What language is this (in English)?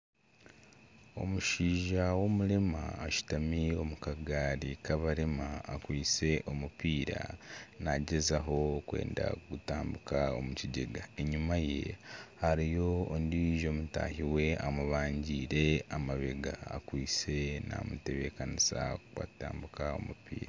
Nyankole